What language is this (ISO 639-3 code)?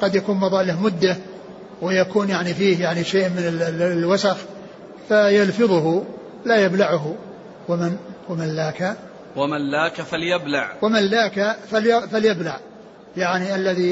ara